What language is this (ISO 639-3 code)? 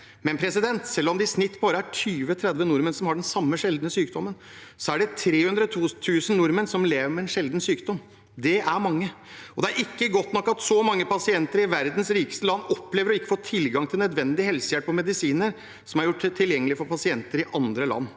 nor